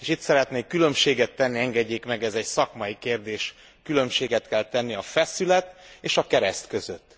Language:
Hungarian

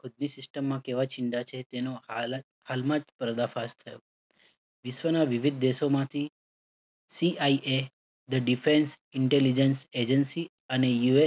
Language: Gujarati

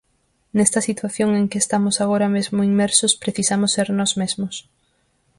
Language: Galician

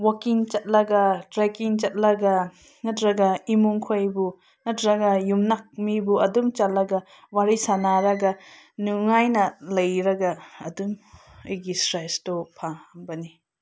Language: Manipuri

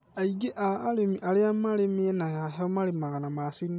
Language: Kikuyu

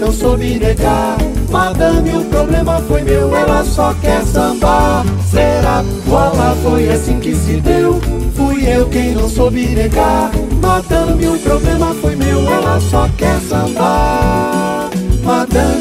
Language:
Portuguese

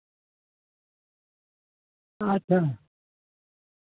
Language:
Santali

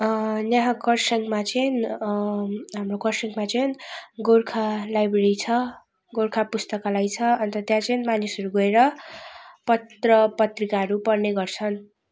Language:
Nepali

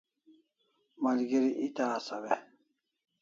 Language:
Kalasha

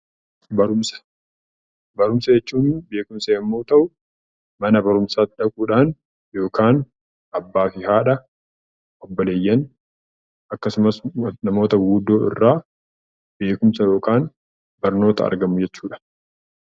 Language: Oromo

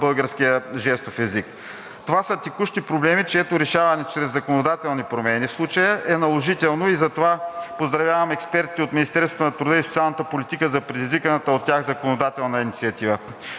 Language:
Bulgarian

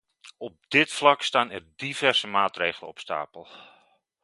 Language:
Dutch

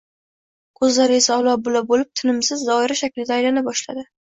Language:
Uzbek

